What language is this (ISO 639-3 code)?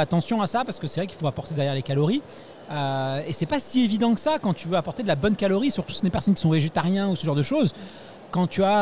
fra